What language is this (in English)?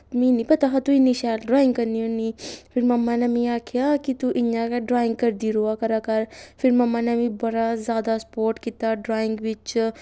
Dogri